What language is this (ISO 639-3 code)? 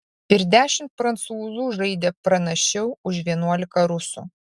lit